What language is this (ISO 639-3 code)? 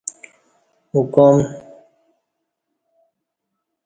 bsh